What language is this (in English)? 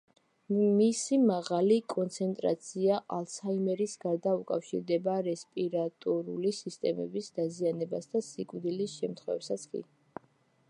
Georgian